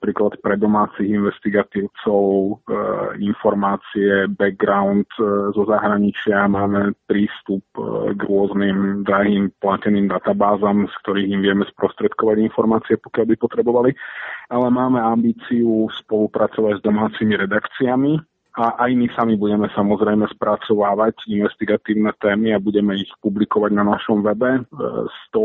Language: Slovak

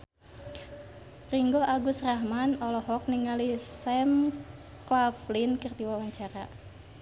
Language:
Sundanese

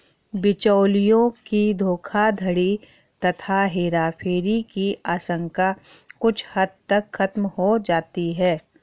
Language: Hindi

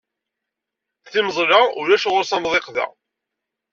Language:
Kabyle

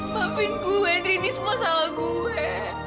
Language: Indonesian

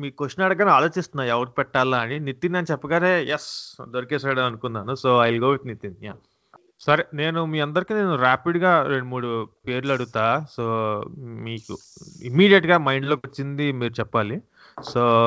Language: Telugu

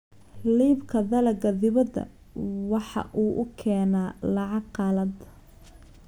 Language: Somali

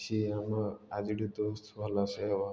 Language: Odia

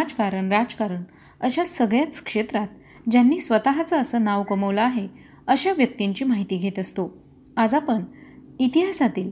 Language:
Marathi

